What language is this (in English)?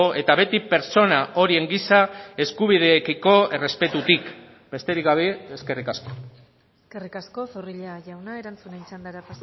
Basque